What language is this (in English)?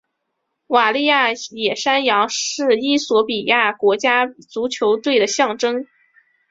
Chinese